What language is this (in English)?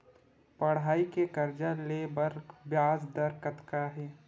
Chhattisgarhi